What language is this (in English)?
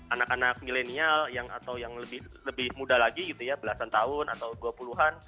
Indonesian